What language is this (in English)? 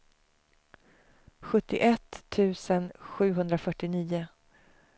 Swedish